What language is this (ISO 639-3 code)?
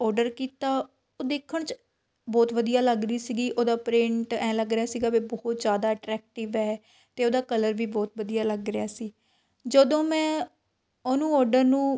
pan